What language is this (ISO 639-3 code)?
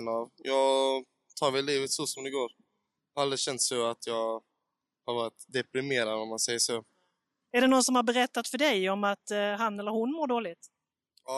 swe